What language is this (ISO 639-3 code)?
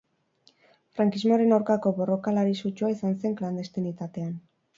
eus